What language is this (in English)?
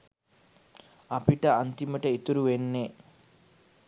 Sinhala